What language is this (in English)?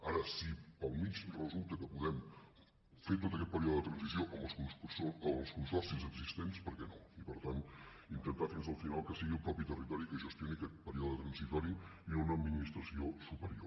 Catalan